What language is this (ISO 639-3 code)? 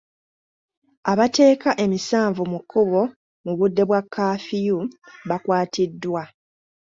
lug